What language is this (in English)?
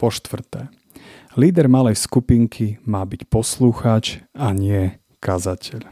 Slovak